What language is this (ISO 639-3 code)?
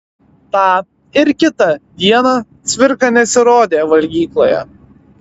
lit